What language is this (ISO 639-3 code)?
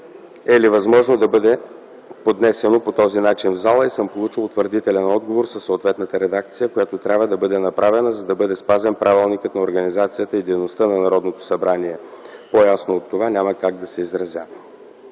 bul